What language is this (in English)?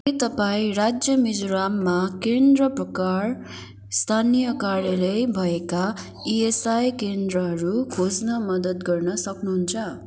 Nepali